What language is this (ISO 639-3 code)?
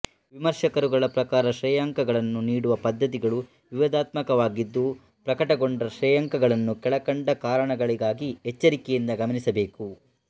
kan